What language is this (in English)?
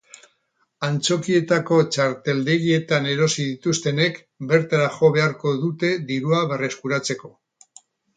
Basque